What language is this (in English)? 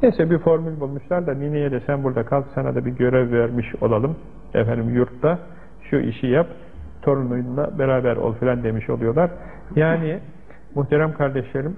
Turkish